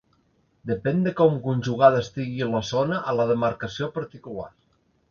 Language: Catalan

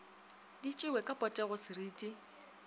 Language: Northern Sotho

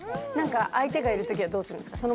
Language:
Japanese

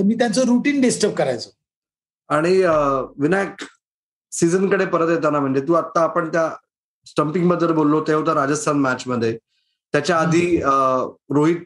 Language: Marathi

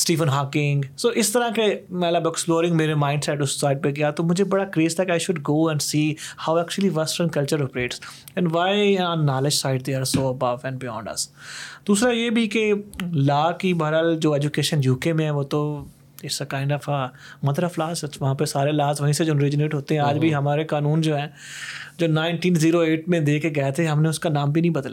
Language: Urdu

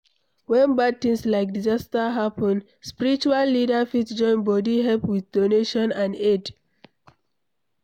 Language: Nigerian Pidgin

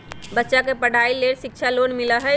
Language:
Magahi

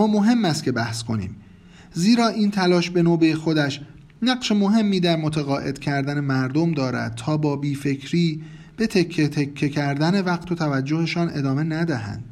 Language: Persian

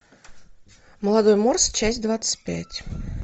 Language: Russian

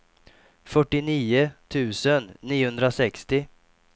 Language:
Swedish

